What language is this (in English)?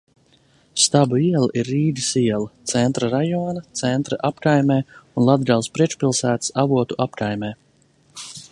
Latvian